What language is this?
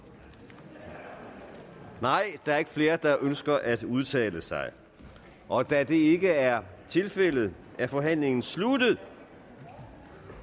Danish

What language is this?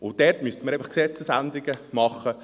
Swiss German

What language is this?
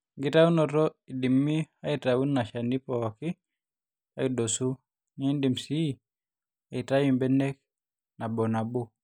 Masai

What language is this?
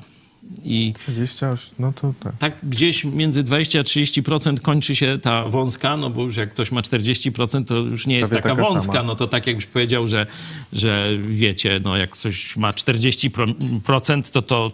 Polish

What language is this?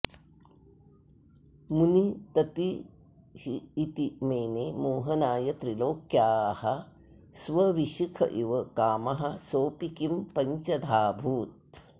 Sanskrit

